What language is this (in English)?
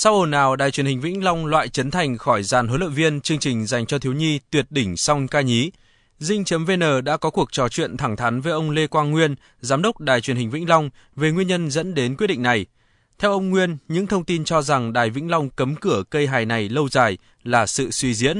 Vietnamese